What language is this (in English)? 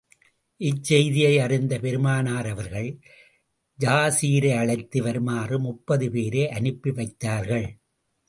Tamil